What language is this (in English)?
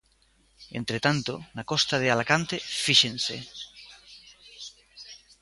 Galician